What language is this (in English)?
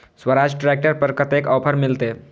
Maithili